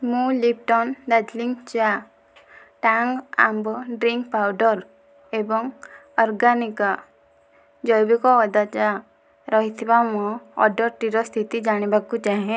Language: Odia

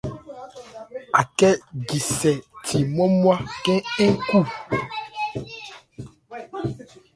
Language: Ebrié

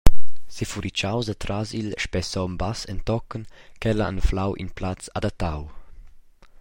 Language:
Romansh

